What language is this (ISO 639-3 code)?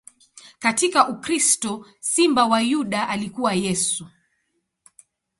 swa